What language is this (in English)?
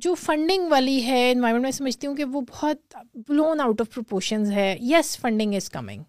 Urdu